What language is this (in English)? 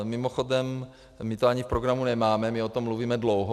Czech